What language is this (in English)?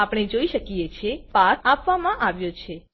Gujarati